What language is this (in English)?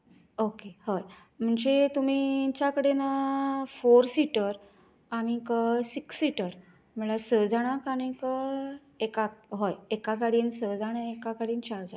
Konkani